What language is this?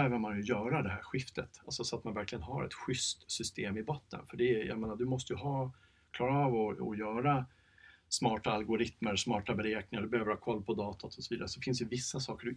Swedish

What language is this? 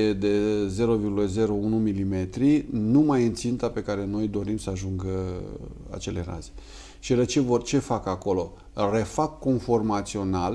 Romanian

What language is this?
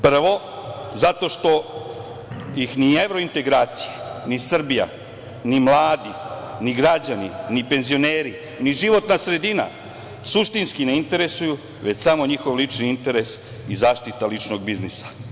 Serbian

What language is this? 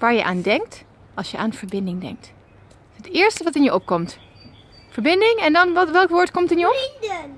Dutch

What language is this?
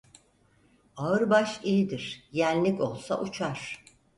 Turkish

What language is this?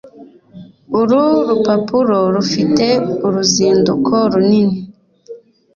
Kinyarwanda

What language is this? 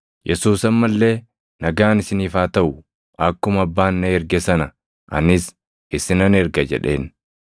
Oromo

